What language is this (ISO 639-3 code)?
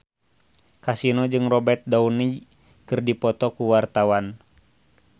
sun